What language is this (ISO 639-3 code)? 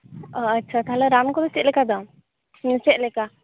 sat